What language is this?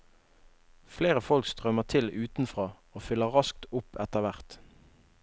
Norwegian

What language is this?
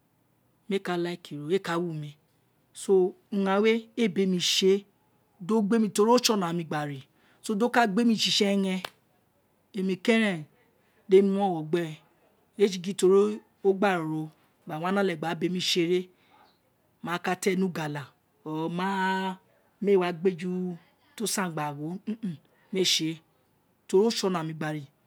Isekiri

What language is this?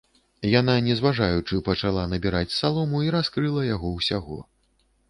Belarusian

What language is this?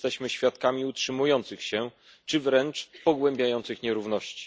Polish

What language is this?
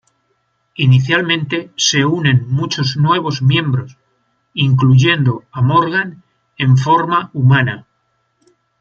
Spanish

